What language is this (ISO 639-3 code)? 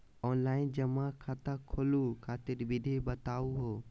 mag